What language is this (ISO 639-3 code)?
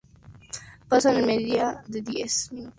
spa